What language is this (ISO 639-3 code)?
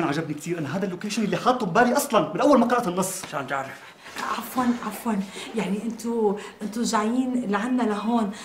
ara